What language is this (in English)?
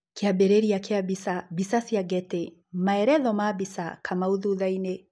Kikuyu